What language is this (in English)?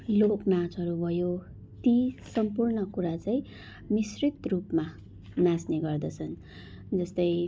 Nepali